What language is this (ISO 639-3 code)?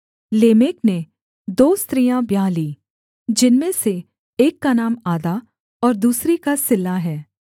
hin